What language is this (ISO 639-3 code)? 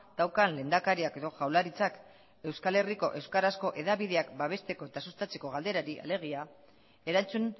eus